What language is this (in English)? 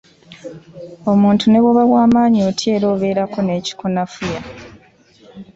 Ganda